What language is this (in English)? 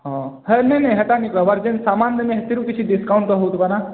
Odia